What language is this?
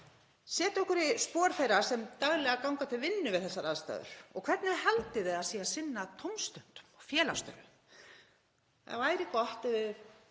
Icelandic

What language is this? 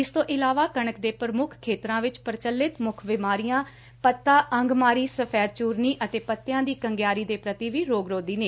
Punjabi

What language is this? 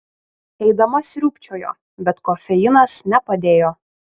Lithuanian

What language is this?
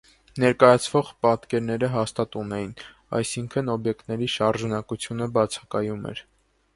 Armenian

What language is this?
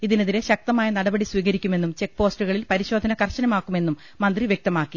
Malayalam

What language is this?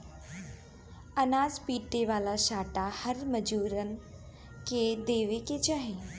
Bhojpuri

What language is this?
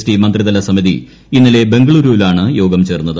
Malayalam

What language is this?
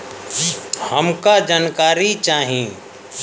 Bhojpuri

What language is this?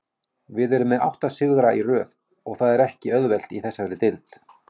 Icelandic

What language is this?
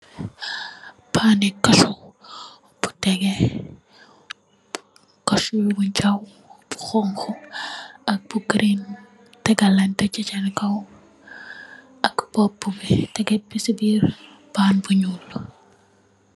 Wolof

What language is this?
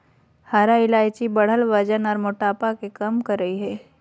Magahi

